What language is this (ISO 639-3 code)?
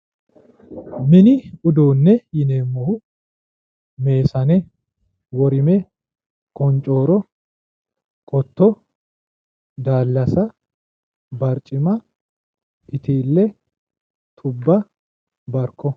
sid